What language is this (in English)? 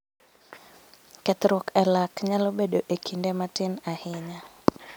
Luo (Kenya and Tanzania)